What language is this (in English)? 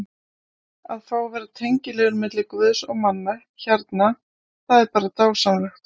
Icelandic